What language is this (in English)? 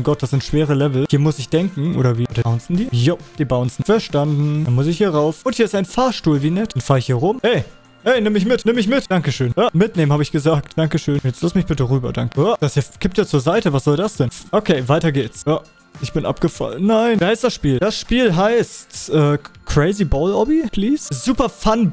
German